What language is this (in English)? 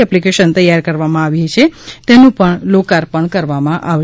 Gujarati